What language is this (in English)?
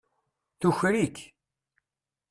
Kabyle